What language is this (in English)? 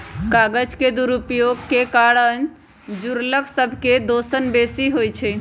Magahi